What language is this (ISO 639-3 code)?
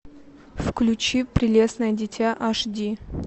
rus